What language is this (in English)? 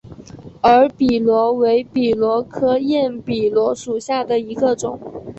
Chinese